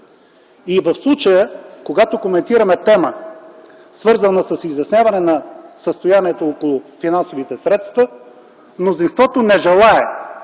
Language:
Bulgarian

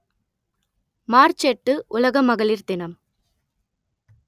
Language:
Tamil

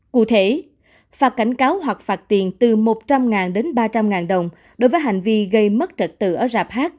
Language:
Vietnamese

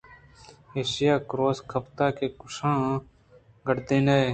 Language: Eastern Balochi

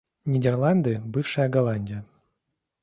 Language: Russian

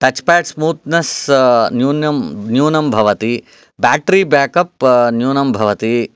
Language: Sanskrit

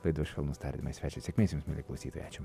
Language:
Lithuanian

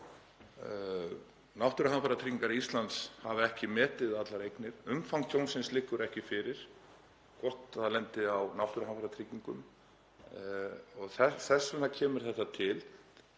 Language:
Icelandic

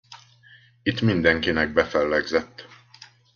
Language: Hungarian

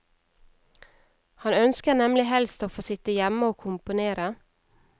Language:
Norwegian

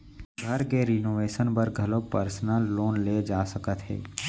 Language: Chhattisgarhi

